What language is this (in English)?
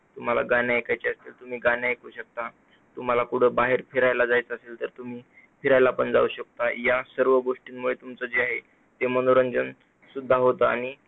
Marathi